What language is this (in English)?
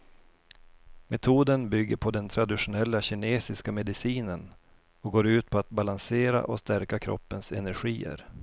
Swedish